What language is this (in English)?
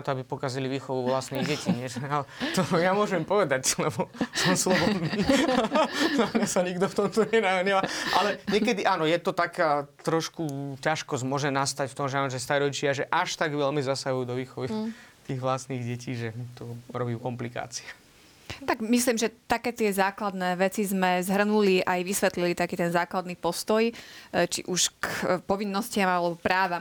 Slovak